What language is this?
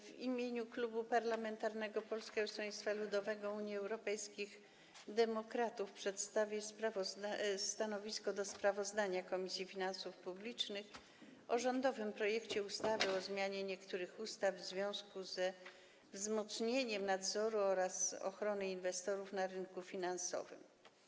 Polish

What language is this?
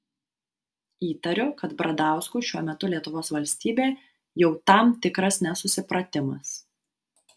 Lithuanian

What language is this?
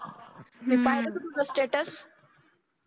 Marathi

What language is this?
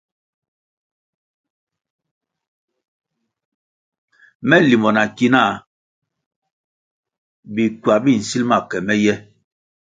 Kwasio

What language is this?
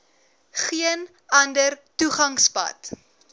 Afrikaans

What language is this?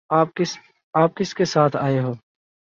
Urdu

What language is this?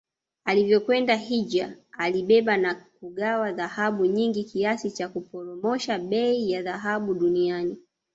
Swahili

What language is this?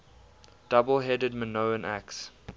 English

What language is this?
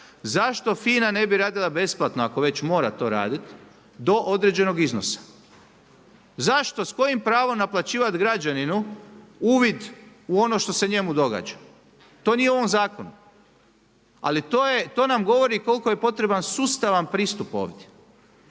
Croatian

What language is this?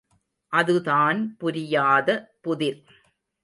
Tamil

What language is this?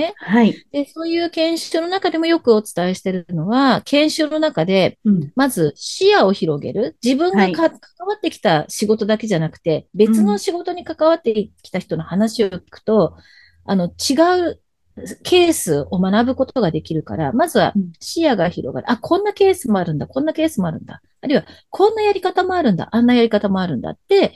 Japanese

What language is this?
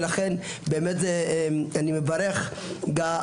Hebrew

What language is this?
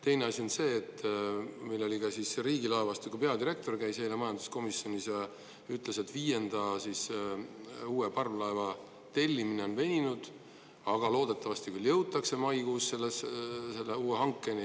Estonian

